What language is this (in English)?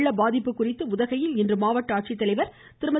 Tamil